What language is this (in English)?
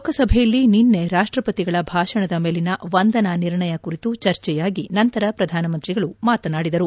Kannada